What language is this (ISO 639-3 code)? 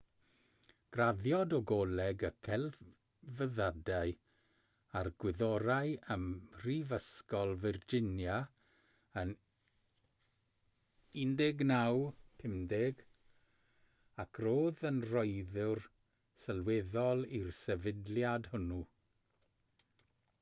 cym